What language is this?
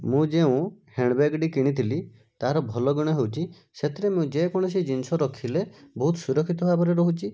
Odia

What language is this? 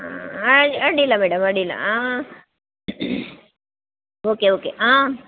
Kannada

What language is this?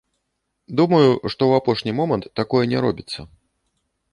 Belarusian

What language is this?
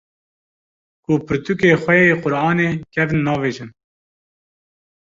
Kurdish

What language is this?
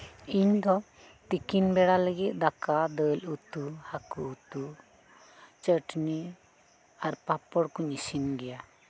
Santali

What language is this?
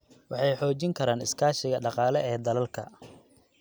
Somali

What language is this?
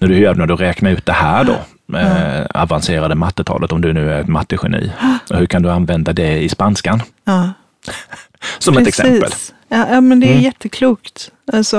Swedish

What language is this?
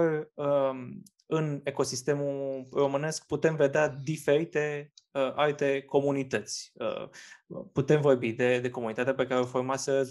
Romanian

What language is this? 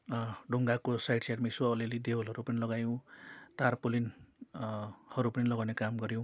Nepali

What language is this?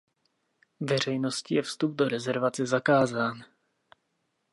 Czech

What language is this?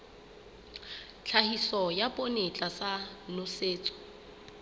Southern Sotho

